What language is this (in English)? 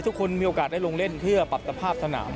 Thai